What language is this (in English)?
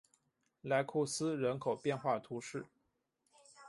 Chinese